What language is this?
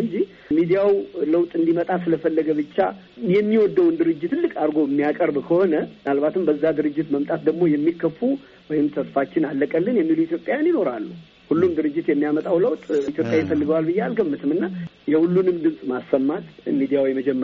Amharic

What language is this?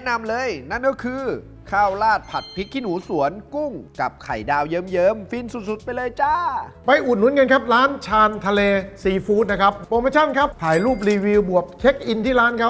Thai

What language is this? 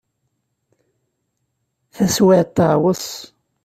Kabyle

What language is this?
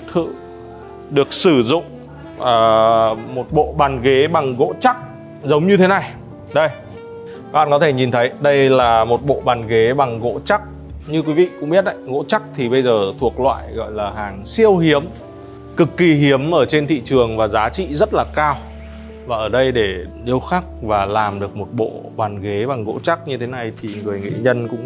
Vietnamese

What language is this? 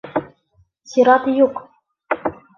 Bashkir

